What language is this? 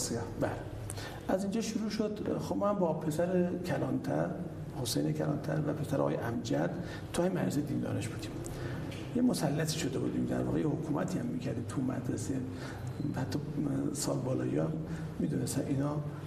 Persian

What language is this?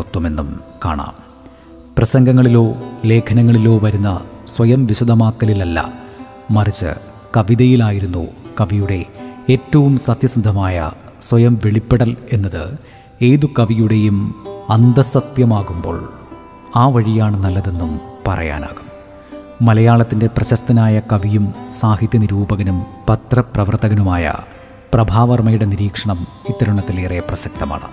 Malayalam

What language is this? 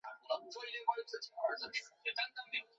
Chinese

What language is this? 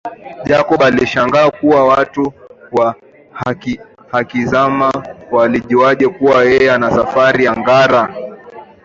Swahili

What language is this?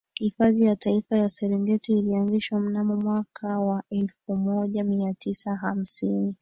Swahili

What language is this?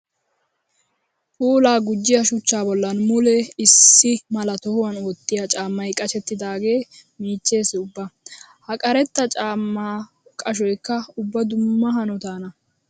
Wolaytta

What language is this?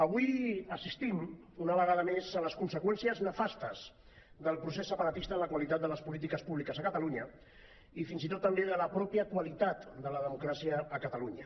Catalan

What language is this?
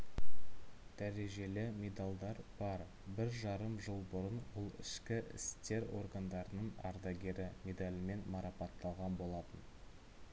Kazakh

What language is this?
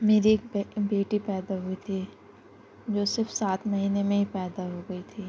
Urdu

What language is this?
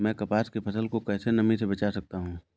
Hindi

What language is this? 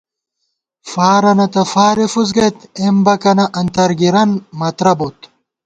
Gawar-Bati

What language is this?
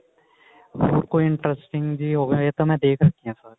Punjabi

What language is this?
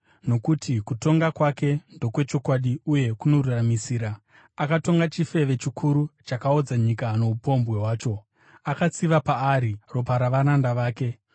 Shona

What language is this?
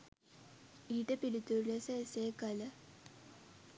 Sinhala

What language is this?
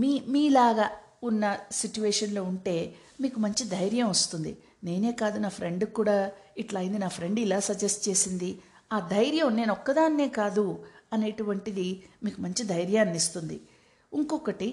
Telugu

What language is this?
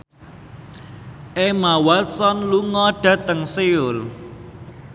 Javanese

